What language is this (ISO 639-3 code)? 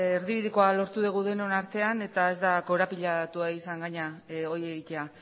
eus